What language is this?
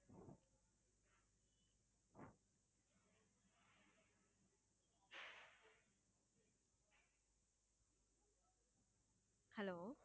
Tamil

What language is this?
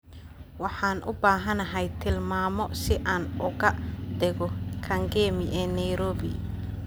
Somali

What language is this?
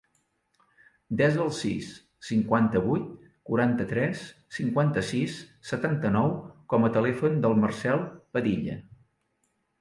Catalan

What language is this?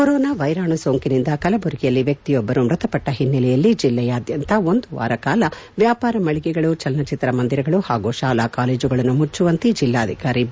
Kannada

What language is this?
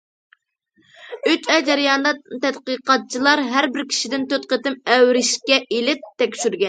Uyghur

